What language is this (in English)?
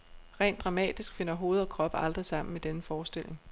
Danish